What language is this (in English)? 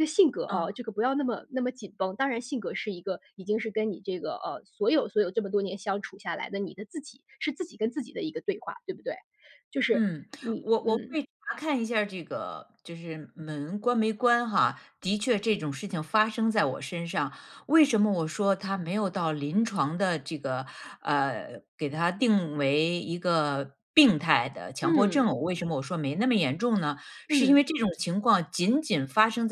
Chinese